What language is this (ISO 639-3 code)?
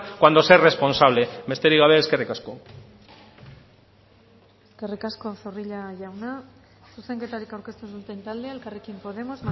eus